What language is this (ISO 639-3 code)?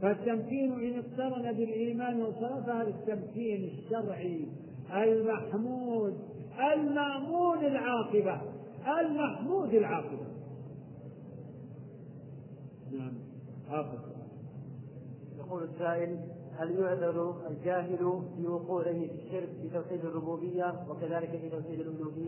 ara